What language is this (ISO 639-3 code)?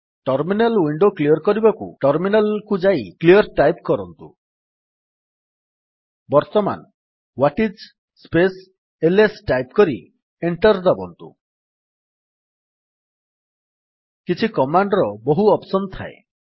ori